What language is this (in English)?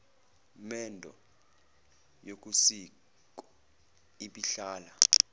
Zulu